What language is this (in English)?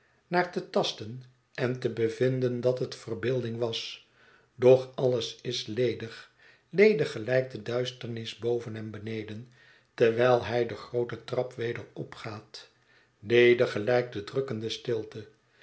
Dutch